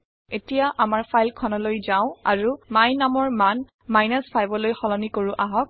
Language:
Assamese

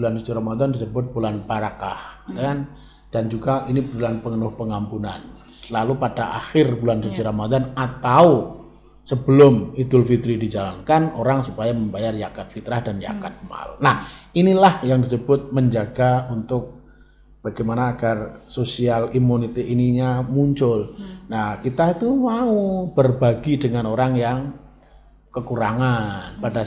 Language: Indonesian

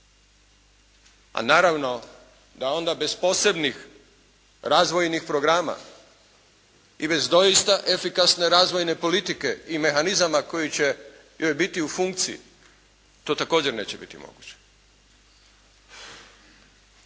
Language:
Croatian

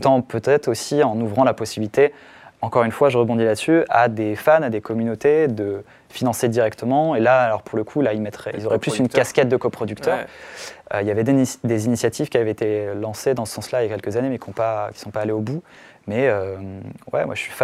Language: French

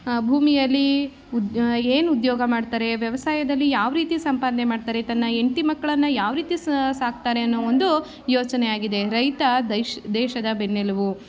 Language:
Kannada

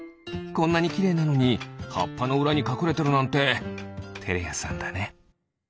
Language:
Japanese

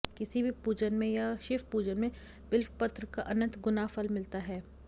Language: Hindi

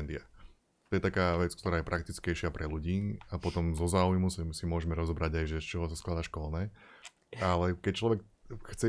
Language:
Slovak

